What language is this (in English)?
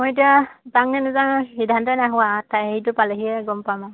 Assamese